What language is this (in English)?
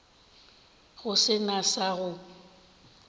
Northern Sotho